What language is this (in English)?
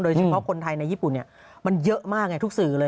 Thai